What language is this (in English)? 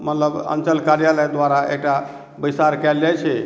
Maithili